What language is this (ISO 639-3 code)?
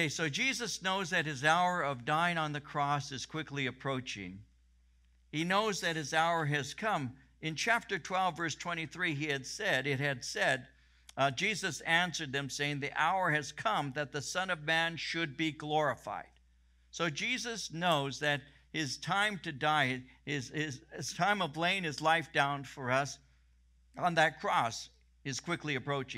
eng